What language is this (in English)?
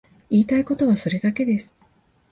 Japanese